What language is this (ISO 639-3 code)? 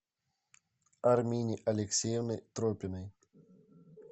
rus